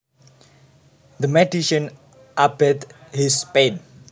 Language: Javanese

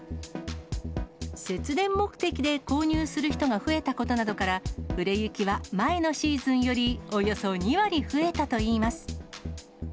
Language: Japanese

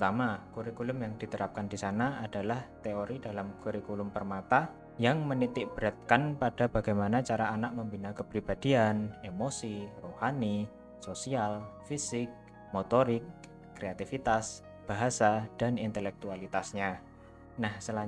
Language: Indonesian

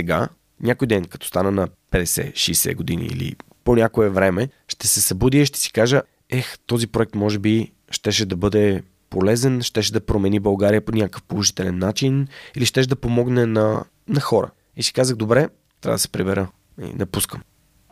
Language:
Bulgarian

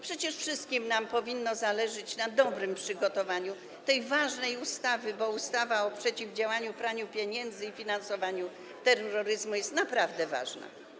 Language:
Polish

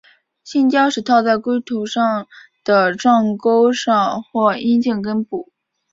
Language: Chinese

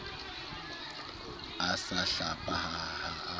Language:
Southern Sotho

